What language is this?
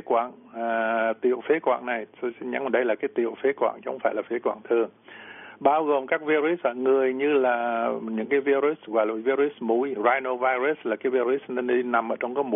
Vietnamese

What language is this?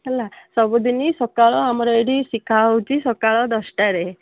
Odia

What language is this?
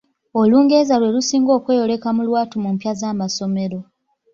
Ganda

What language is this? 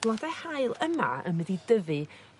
Welsh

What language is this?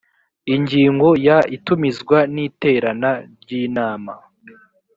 Kinyarwanda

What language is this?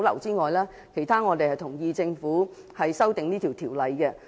Cantonese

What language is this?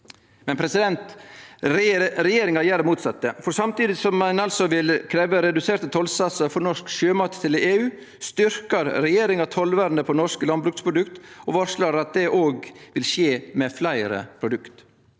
Norwegian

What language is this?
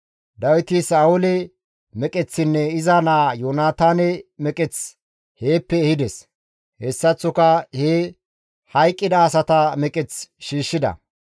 Gamo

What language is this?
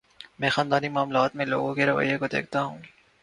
Urdu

